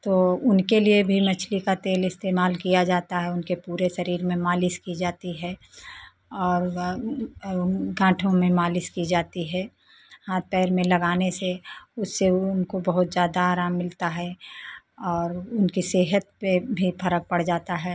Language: Hindi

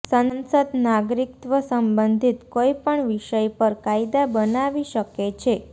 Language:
Gujarati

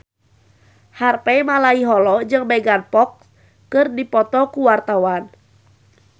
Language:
Sundanese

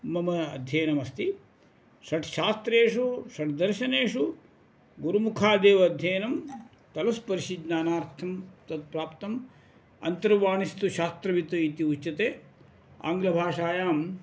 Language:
Sanskrit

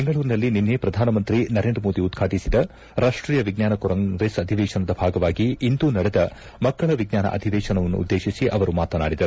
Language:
Kannada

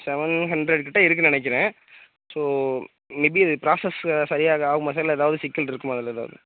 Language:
Tamil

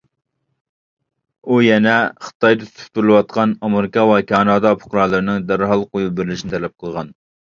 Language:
Uyghur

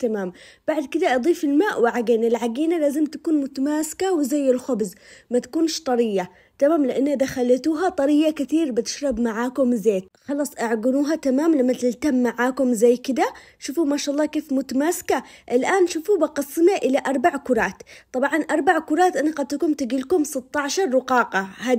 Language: Arabic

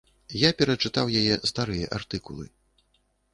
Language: Belarusian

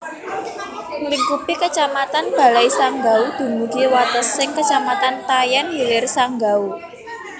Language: Javanese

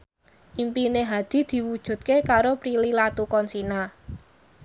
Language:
Javanese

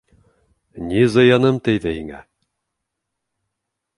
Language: Bashkir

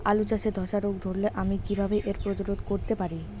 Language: Bangla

